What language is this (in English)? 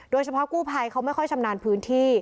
Thai